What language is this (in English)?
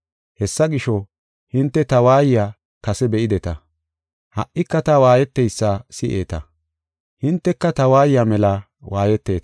Gofa